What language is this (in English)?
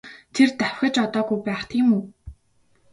Mongolian